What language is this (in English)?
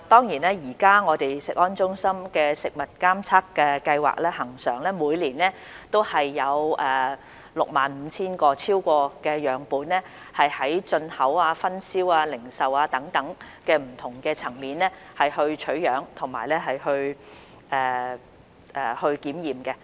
Cantonese